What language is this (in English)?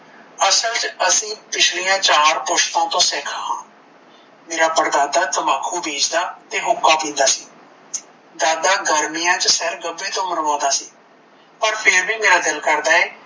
Punjabi